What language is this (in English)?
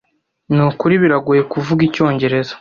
Kinyarwanda